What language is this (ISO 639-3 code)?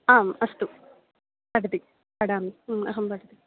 san